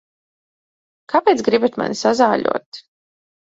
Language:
Latvian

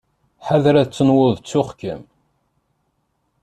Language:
Kabyle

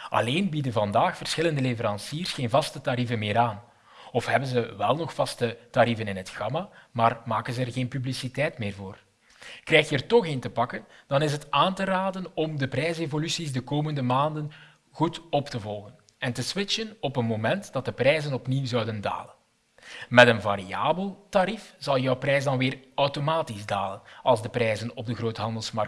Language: Dutch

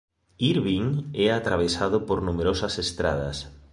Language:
Galician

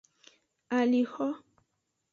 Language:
Aja (Benin)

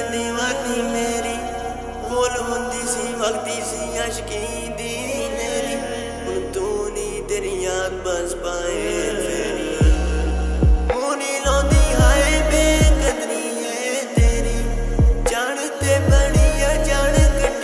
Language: Arabic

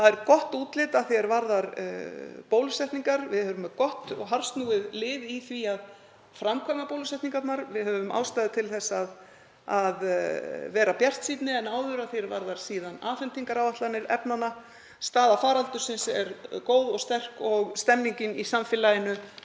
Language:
Icelandic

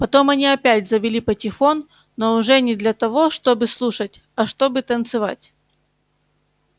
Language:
Russian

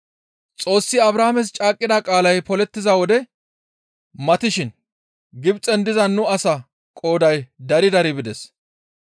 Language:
Gamo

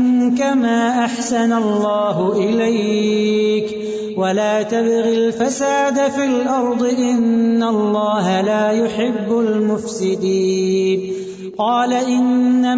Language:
Urdu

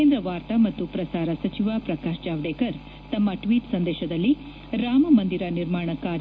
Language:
Kannada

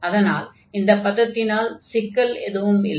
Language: Tamil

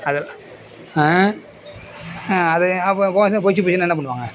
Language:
Tamil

